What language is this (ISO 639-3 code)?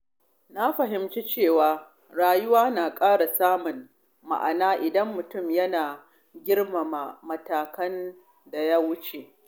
hau